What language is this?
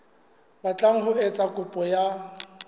Southern Sotho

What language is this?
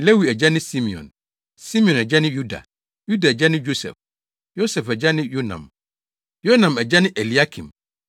Akan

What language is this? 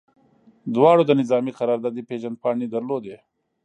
Pashto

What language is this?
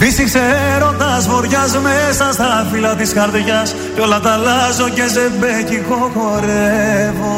Greek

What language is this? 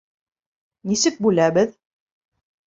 Bashkir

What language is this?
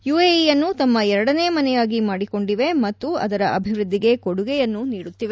Kannada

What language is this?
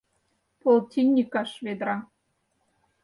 Mari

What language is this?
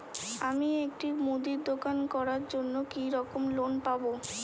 Bangla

